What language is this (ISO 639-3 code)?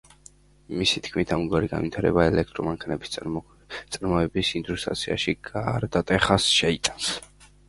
kat